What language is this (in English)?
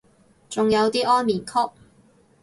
Cantonese